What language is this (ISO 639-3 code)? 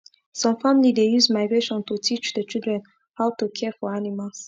pcm